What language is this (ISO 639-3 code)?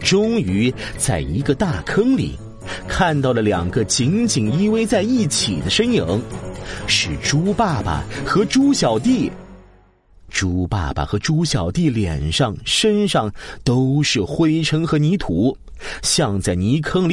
zho